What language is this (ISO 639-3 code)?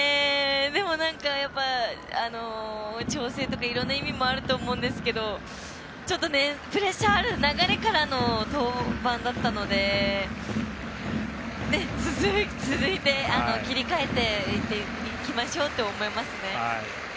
jpn